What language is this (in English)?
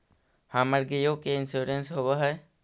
Magahi